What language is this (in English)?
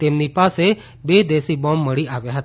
Gujarati